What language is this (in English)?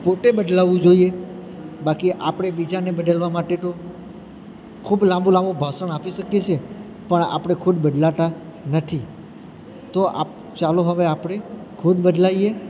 Gujarati